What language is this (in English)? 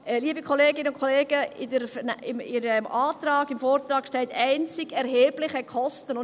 Swiss German